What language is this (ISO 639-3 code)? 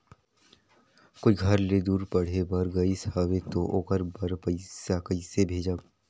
hne